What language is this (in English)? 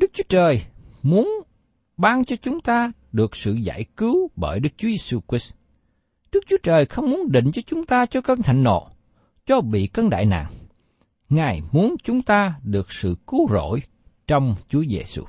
Vietnamese